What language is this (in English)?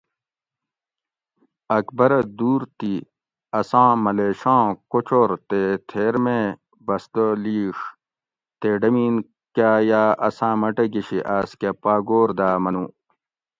Gawri